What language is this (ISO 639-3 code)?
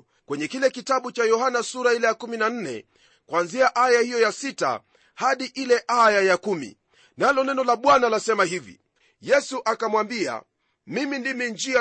swa